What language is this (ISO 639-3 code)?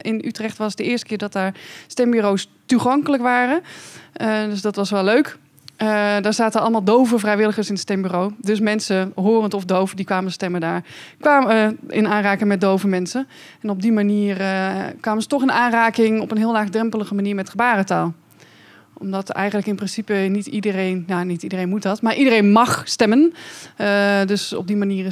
nld